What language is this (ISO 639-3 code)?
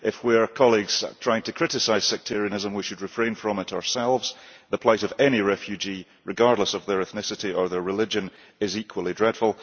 eng